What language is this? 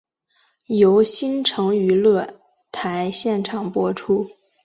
Chinese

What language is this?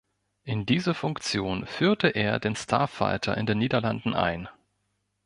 German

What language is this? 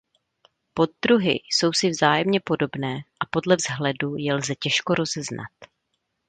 Czech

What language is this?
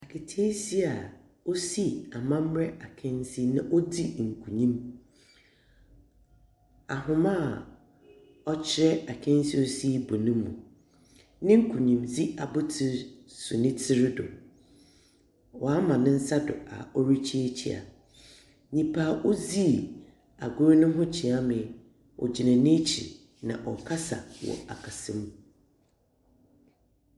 Akan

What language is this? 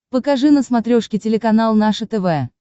Russian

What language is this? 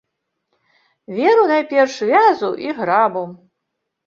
Belarusian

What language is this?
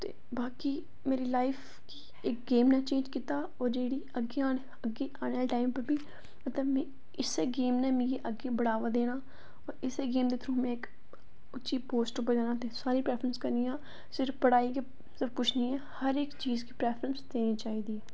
Dogri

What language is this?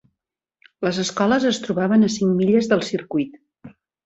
Catalan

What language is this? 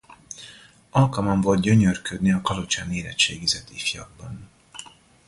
Hungarian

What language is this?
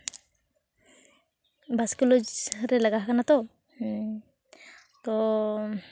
Santali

